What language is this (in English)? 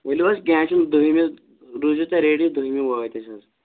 Kashmiri